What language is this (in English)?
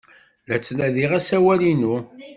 Kabyle